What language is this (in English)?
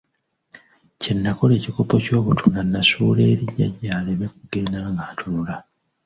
Ganda